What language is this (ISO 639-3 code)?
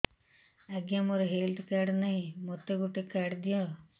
ori